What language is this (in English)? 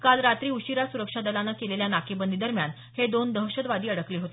Marathi